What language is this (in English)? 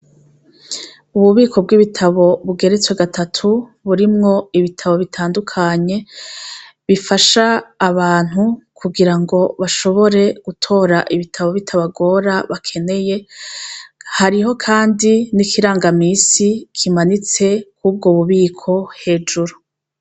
Rundi